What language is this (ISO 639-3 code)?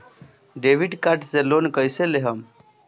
bho